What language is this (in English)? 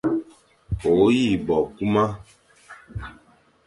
Fang